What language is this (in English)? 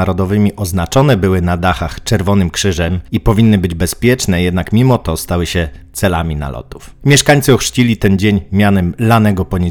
Polish